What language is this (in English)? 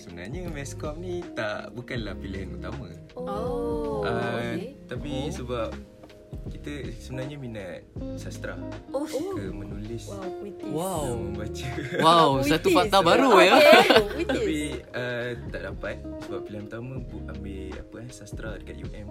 Malay